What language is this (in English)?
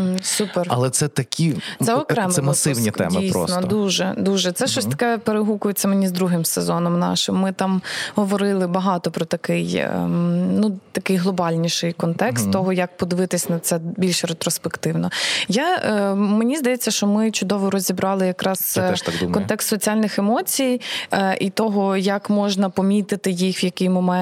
Ukrainian